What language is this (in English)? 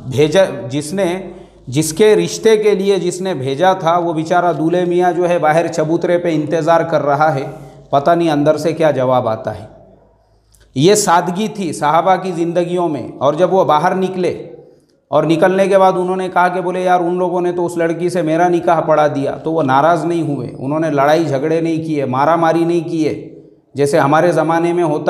Indonesian